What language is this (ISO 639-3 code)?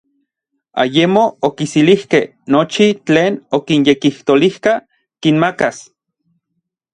nlv